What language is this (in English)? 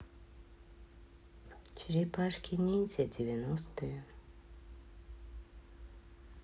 Russian